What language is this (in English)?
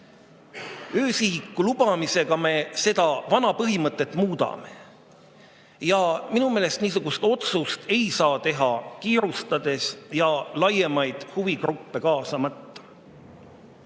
Estonian